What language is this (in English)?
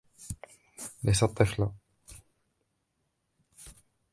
Arabic